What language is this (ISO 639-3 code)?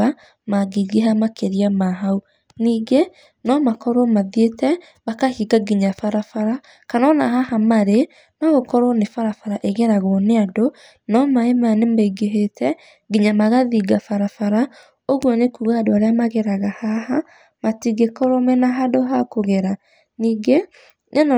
kik